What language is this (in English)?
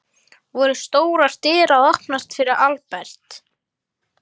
Icelandic